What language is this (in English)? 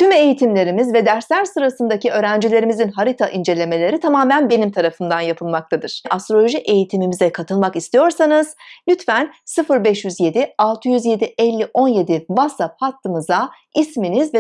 Turkish